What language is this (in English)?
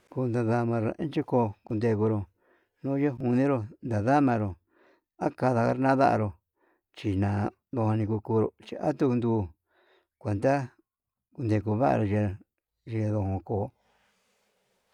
Yutanduchi Mixtec